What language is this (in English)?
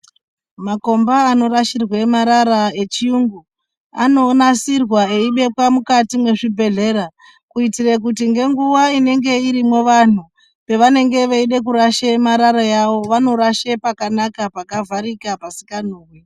Ndau